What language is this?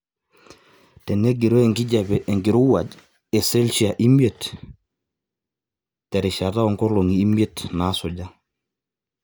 Masai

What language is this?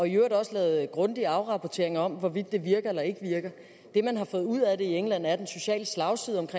Danish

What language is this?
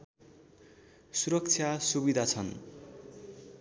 Nepali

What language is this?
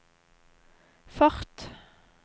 Norwegian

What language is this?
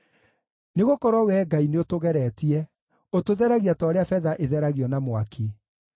Kikuyu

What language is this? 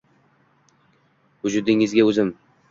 Uzbek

